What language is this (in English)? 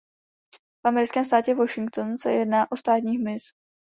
Czech